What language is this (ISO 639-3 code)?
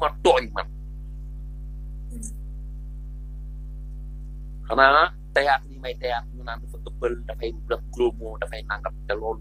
ind